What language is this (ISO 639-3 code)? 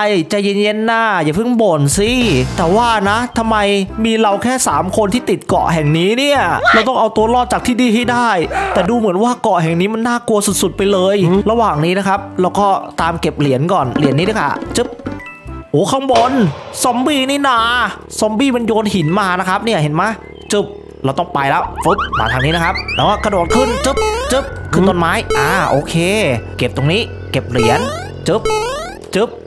tha